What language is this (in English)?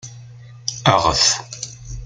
Kabyle